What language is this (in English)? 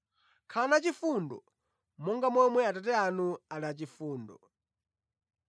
Nyanja